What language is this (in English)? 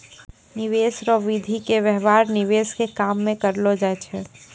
Maithili